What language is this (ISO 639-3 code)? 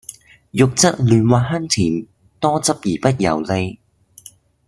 yue